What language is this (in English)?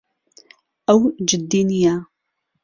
Central Kurdish